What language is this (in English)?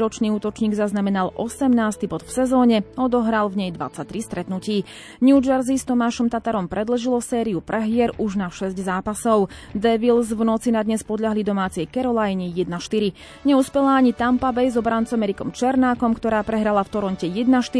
Slovak